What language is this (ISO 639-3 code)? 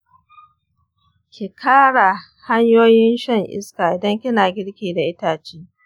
hau